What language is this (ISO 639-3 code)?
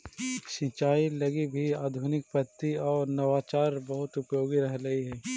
mag